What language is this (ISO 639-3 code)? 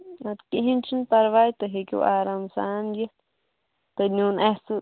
kas